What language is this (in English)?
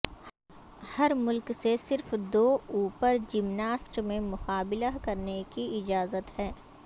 Urdu